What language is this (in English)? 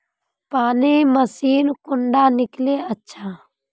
Magahi